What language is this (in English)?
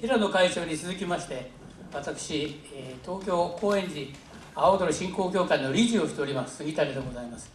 Japanese